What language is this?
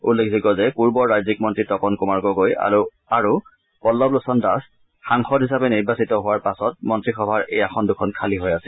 Assamese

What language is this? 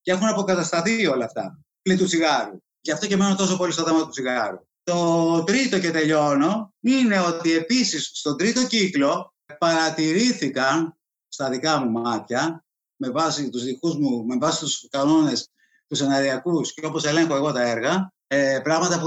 Greek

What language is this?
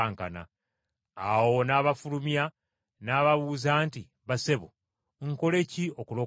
Ganda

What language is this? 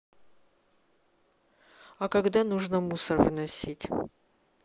Russian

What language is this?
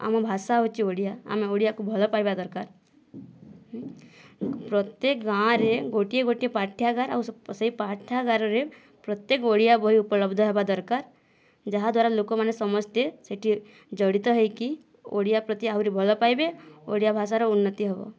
Odia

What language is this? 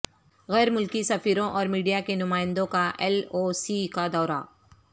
Urdu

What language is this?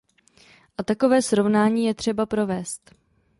Czech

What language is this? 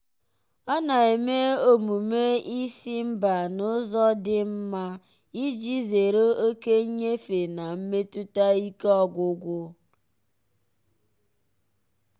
Igbo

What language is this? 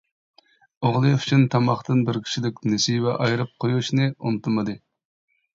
Uyghur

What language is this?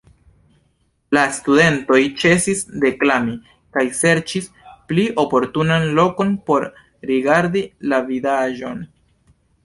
Esperanto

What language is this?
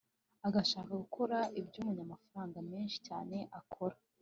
Kinyarwanda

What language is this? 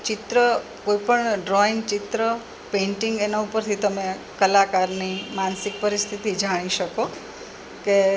Gujarati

